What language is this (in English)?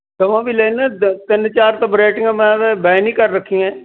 Punjabi